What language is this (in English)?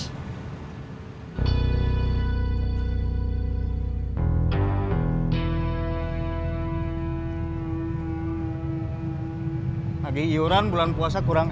Indonesian